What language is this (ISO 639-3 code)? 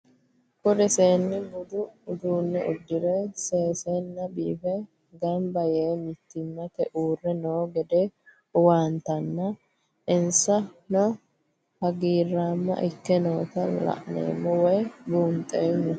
sid